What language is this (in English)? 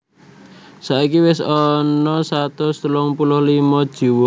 Javanese